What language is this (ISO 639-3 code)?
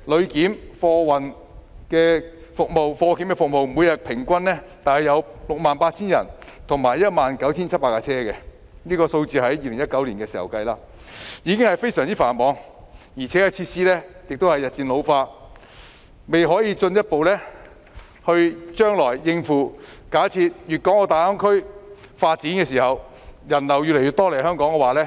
yue